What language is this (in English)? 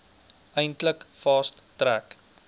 Afrikaans